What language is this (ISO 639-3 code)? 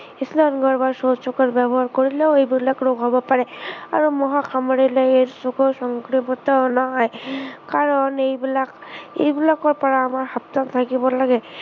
asm